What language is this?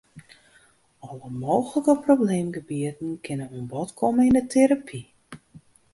Western Frisian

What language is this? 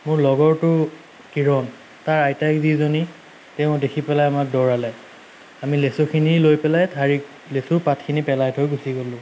Assamese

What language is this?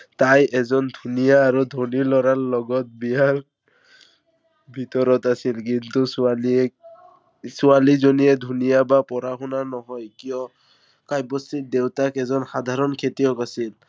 Assamese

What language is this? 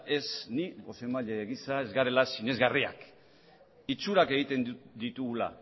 Basque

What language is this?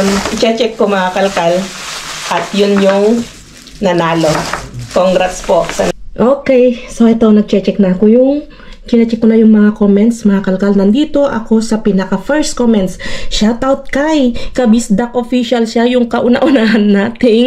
Filipino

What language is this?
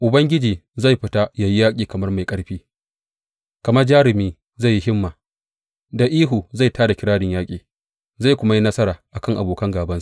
Hausa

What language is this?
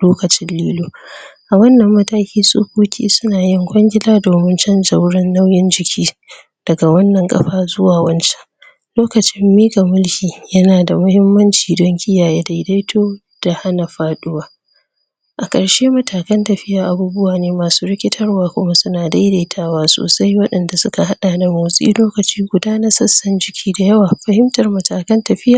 Hausa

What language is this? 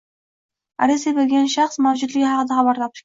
Uzbek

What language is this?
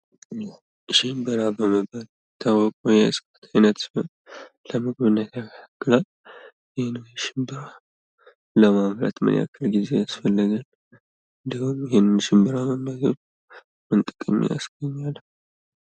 Amharic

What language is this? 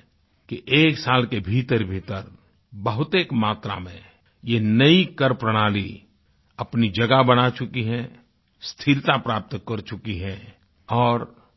Hindi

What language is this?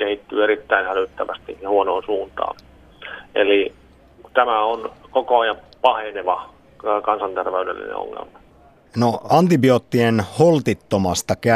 Finnish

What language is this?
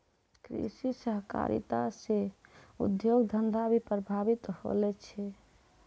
Maithili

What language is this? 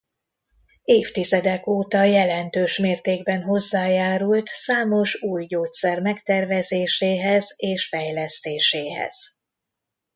Hungarian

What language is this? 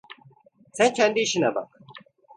Turkish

